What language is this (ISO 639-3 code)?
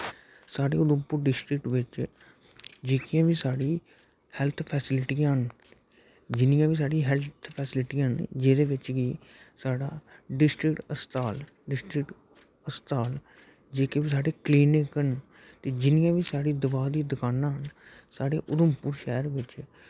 doi